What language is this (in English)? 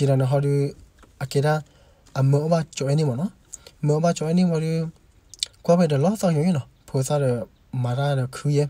Korean